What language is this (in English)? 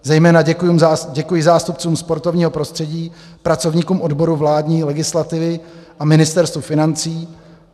Czech